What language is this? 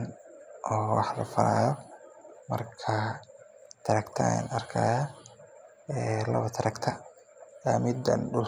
Somali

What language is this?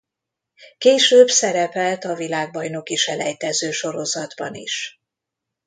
Hungarian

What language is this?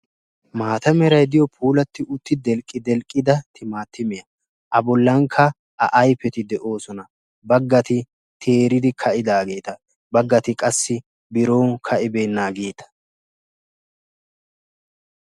Wolaytta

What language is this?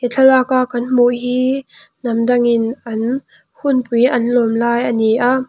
Mizo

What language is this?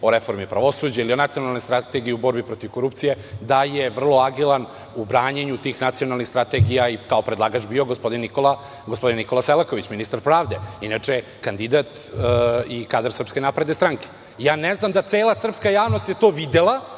Serbian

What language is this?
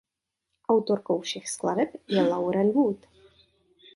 Czech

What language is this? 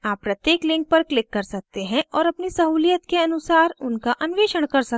Hindi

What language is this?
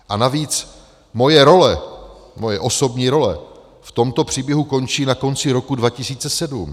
Czech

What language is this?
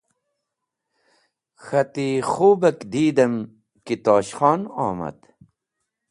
Wakhi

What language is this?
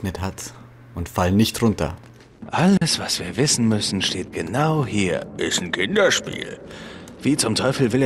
German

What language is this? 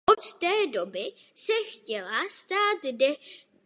Czech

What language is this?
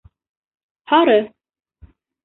Bashkir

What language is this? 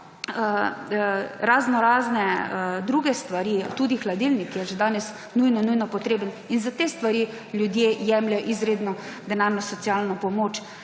Slovenian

